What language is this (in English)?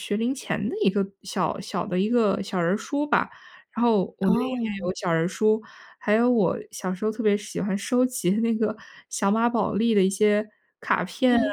Chinese